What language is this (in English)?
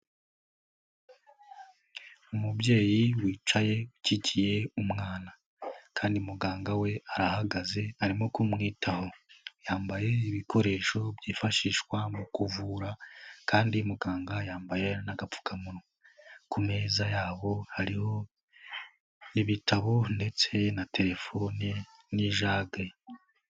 Kinyarwanda